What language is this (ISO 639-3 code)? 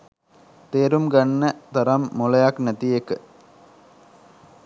sin